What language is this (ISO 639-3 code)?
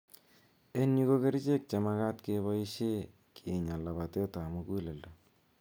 kln